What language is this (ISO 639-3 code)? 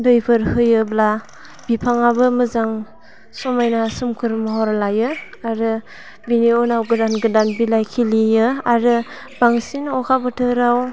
brx